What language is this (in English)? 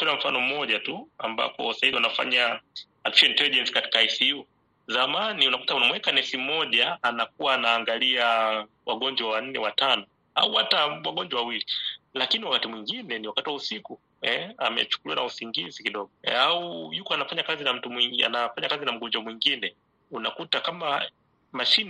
Swahili